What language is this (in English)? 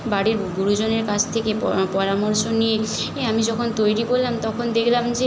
Bangla